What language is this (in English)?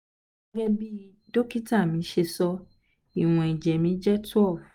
Yoruba